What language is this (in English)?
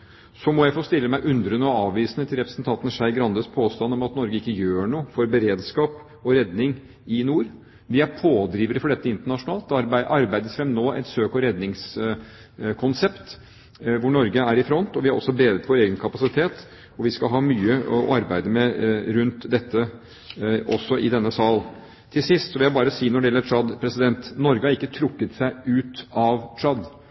Norwegian Bokmål